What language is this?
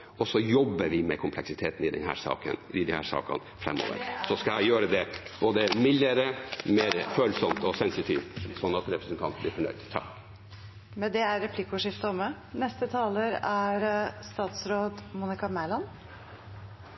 Norwegian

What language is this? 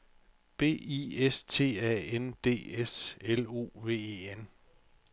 Danish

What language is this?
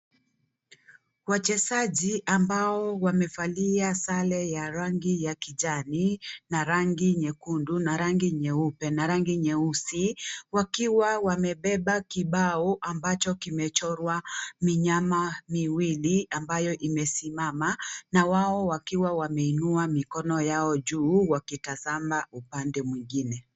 Swahili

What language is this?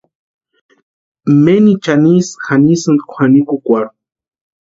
Western Highland Purepecha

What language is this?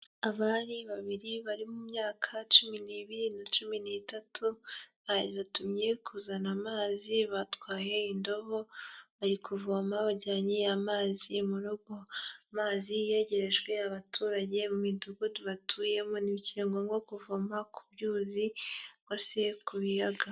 Kinyarwanda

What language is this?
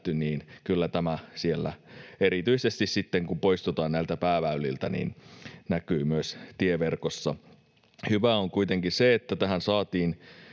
Finnish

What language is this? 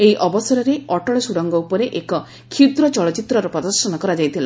Odia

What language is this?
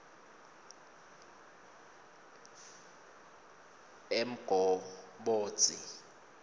Swati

